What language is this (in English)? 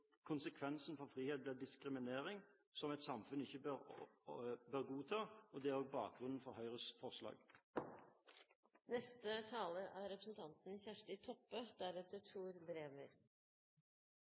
Norwegian